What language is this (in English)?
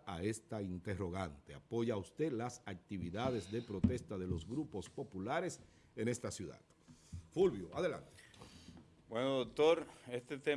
Spanish